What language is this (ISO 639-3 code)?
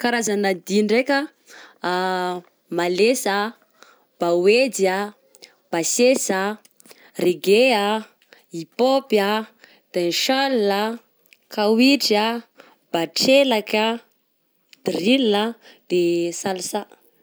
bzc